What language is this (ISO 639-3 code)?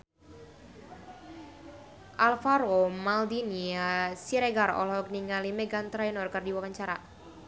sun